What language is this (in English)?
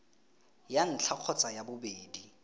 Tswana